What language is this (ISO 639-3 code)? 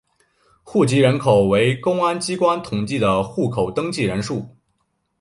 zho